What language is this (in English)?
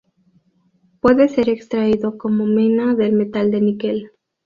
Spanish